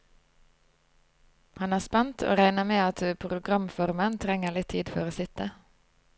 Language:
Norwegian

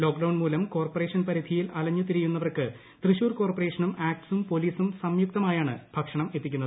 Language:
Malayalam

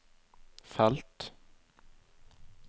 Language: Norwegian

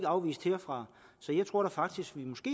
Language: Danish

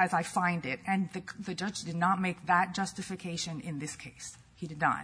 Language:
English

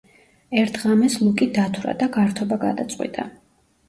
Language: Georgian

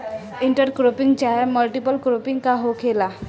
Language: Bhojpuri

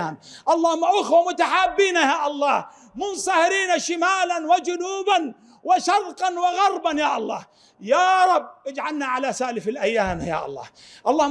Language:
Arabic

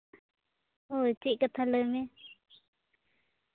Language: Santali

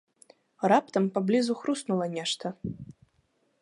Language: Belarusian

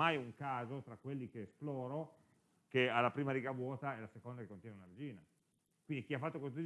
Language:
Italian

